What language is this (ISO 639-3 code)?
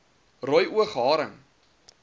afr